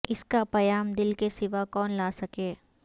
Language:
Urdu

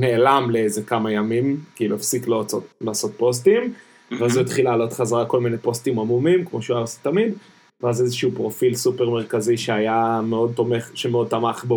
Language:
Hebrew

